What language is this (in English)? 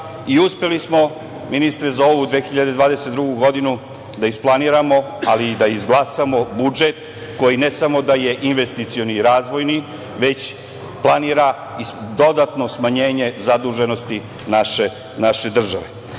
Serbian